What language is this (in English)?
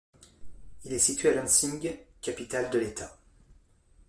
French